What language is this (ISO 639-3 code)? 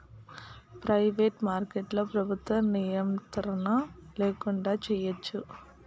tel